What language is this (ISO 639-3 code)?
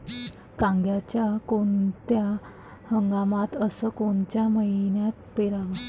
mar